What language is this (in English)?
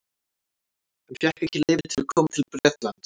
Icelandic